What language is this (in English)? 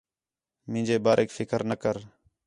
Khetrani